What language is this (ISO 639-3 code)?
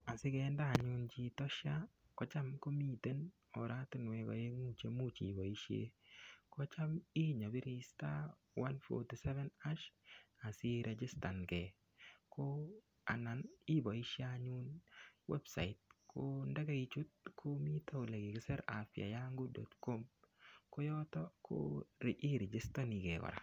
kln